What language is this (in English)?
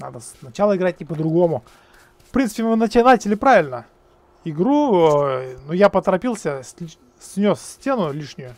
Russian